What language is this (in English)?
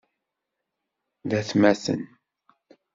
Kabyle